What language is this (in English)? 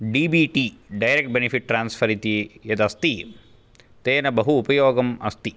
Sanskrit